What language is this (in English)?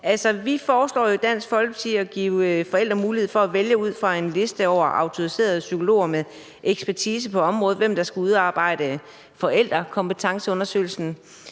Danish